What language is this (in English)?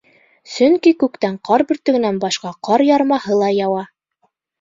Bashkir